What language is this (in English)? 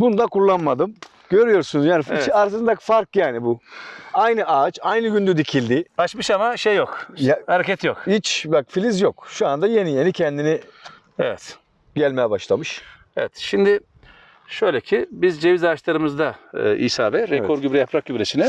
Turkish